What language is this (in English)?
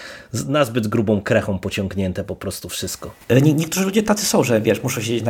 Polish